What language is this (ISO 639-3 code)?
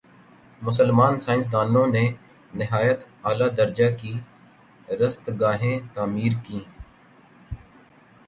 urd